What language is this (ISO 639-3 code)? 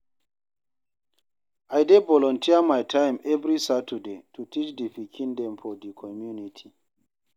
pcm